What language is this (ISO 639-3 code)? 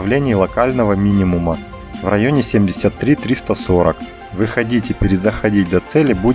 rus